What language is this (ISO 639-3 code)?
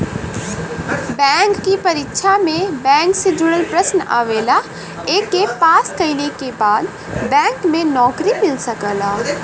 bho